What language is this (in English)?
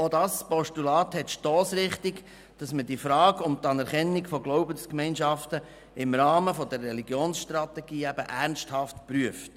Swiss German